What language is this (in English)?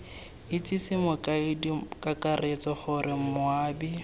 Tswana